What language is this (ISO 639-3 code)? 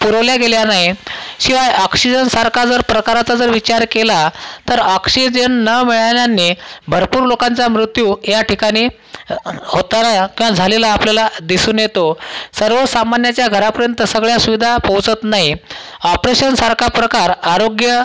mar